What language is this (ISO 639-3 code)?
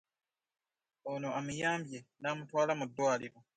lug